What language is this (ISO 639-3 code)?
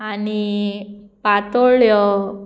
kok